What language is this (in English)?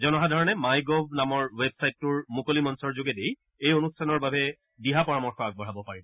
Assamese